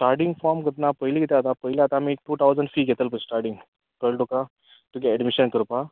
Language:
Konkani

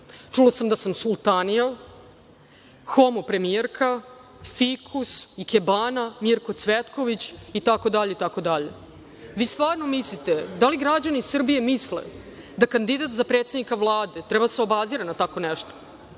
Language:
Serbian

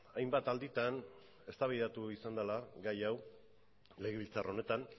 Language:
Basque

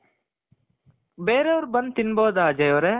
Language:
Kannada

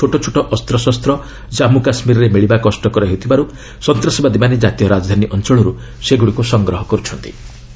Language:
Odia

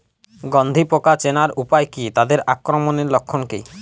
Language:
Bangla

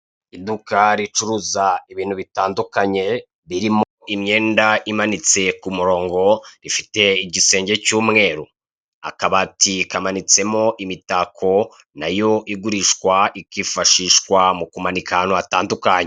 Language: Kinyarwanda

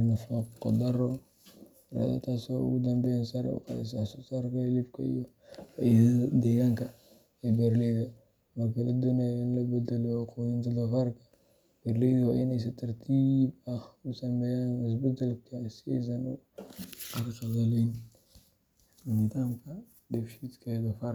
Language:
Somali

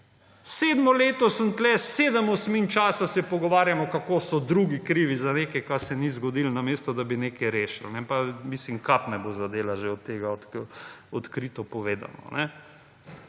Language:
Slovenian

